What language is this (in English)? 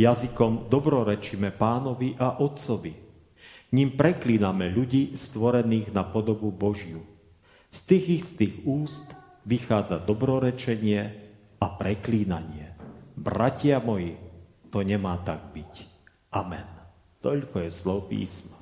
Slovak